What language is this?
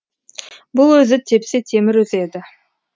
Kazakh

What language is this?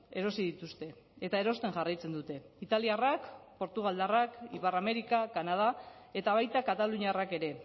Basque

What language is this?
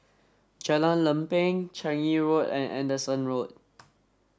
English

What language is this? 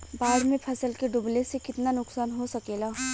Bhojpuri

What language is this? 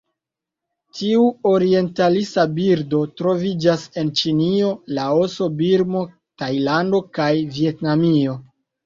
Esperanto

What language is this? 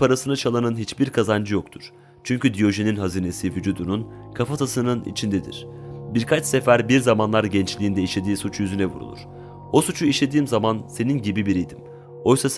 Turkish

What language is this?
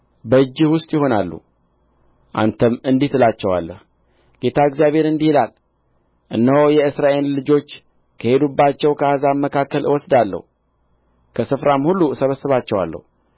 Amharic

